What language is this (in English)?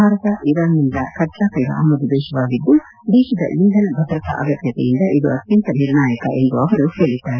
Kannada